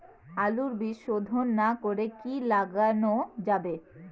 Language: Bangla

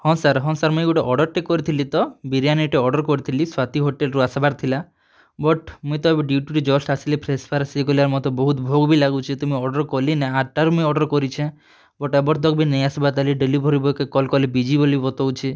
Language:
Odia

